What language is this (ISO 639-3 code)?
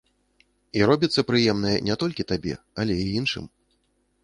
bel